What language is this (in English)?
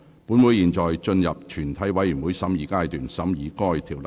Cantonese